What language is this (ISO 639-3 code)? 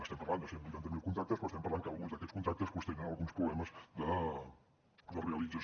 cat